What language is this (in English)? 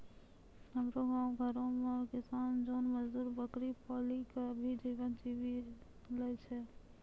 Maithili